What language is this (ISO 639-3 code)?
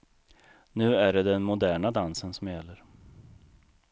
swe